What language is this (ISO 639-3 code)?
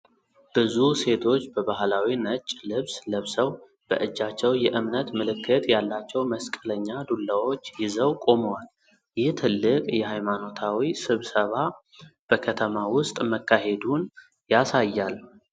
amh